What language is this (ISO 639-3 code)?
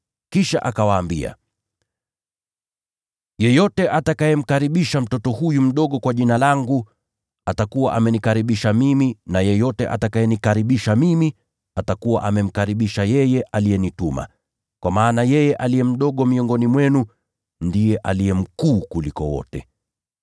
swa